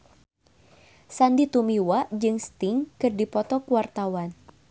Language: Sundanese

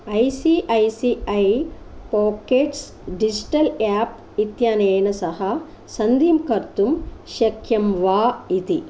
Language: Sanskrit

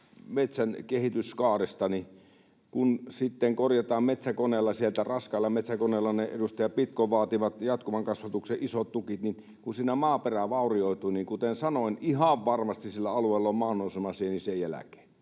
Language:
Finnish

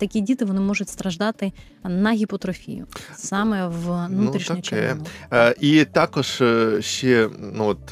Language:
Ukrainian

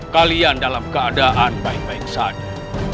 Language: Indonesian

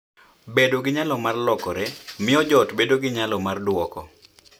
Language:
Luo (Kenya and Tanzania)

